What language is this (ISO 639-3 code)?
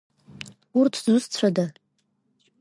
abk